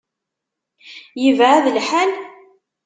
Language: Kabyle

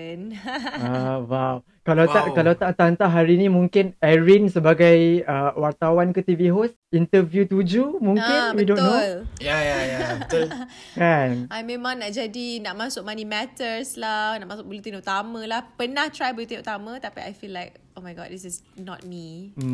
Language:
Malay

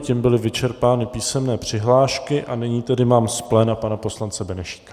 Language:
Czech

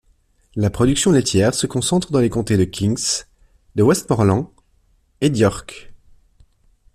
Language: French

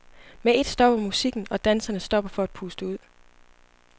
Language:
Danish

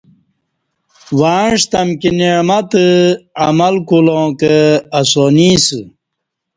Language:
Kati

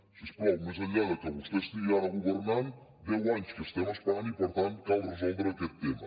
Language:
Catalan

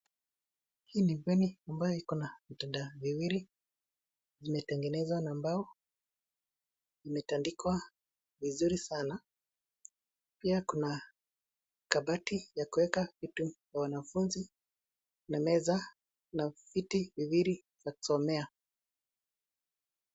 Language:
Swahili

